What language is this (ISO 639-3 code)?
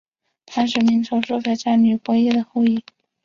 zho